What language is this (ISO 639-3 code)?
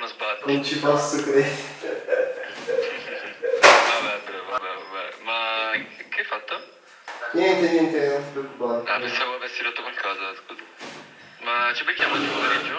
ita